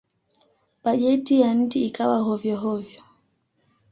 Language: Swahili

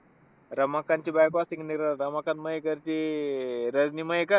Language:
Marathi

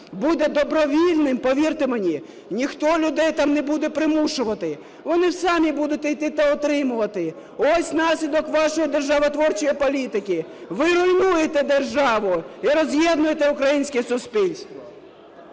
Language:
Ukrainian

